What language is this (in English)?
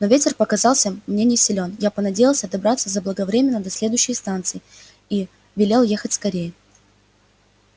Russian